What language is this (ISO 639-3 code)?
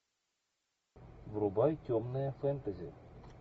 rus